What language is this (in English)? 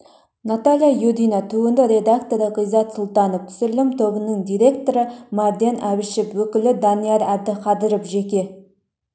Kazakh